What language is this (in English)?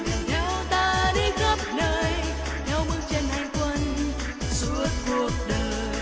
Vietnamese